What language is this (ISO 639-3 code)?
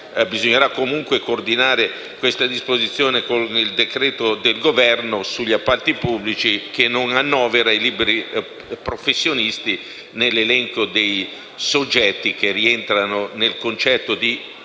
ita